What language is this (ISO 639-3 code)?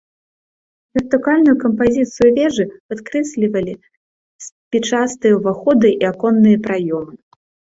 bel